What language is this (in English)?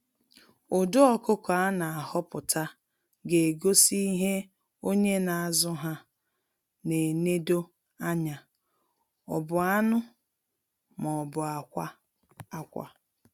Igbo